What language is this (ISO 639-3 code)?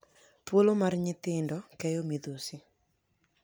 luo